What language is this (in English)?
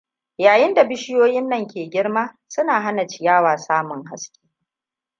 Hausa